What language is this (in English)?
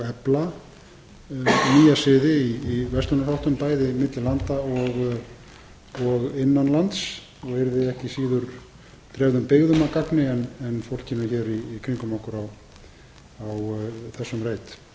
Icelandic